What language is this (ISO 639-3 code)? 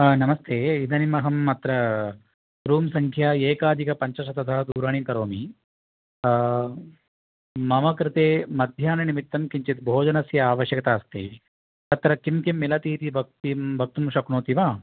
san